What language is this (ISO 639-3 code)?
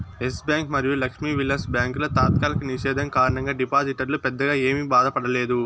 tel